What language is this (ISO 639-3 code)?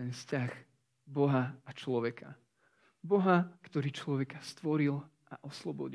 slk